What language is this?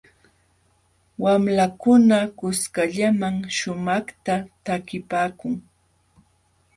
Jauja Wanca Quechua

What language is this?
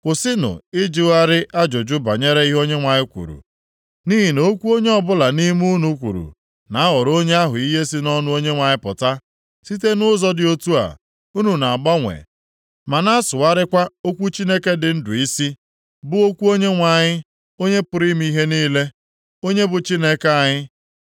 Igbo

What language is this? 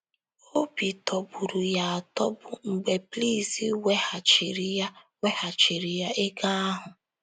Igbo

